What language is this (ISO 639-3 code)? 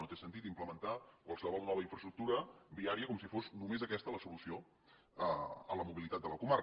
cat